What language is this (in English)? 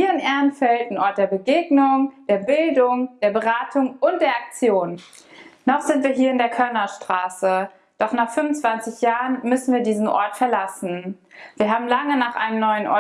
German